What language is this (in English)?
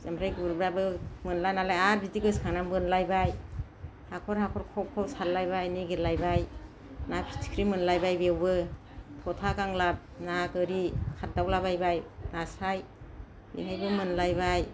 Bodo